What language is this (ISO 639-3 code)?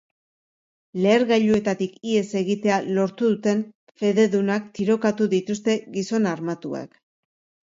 eus